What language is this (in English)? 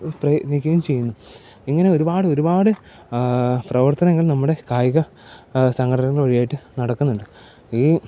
Malayalam